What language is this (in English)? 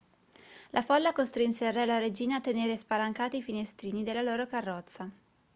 Italian